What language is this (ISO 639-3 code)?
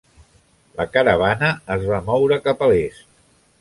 cat